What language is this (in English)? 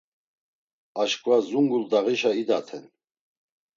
Laz